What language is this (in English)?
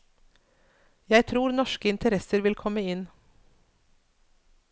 Norwegian